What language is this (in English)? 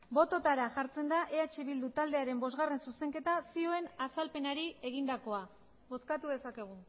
Basque